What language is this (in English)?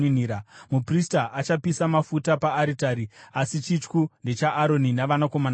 Shona